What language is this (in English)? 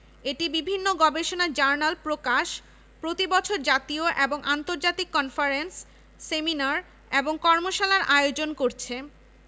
Bangla